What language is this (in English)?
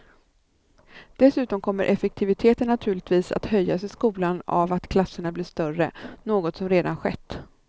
Swedish